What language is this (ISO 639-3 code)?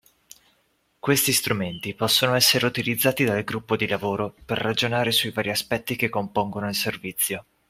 ita